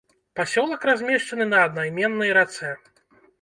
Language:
Belarusian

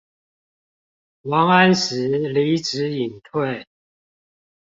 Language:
Chinese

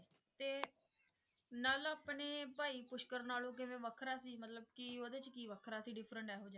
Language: Punjabi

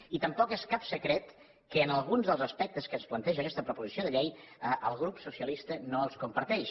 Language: Catalan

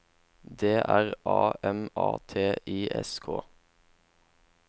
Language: Norwegian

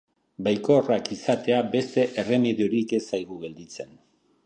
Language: Basque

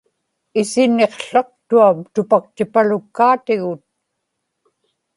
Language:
Inupiaq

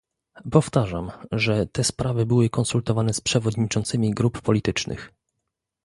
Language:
Polish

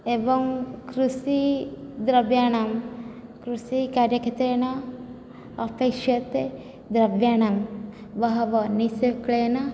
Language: Sanskrit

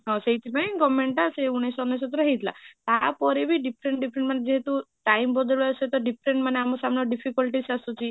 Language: Odia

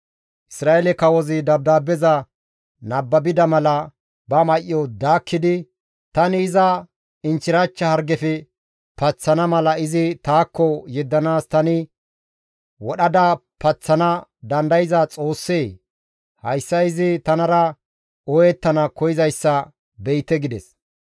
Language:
Gamo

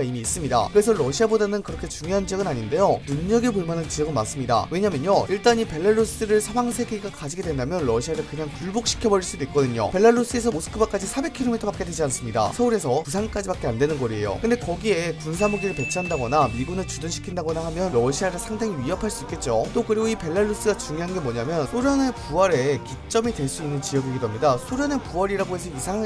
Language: Korean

